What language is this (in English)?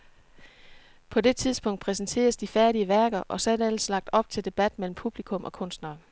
Danish